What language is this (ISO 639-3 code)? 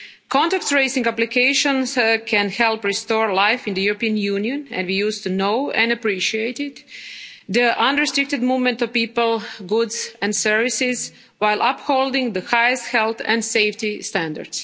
eng